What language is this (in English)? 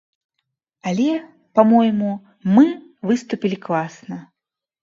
Belarusian